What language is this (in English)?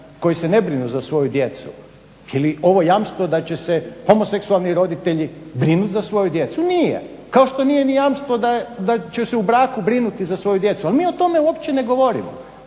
Croatian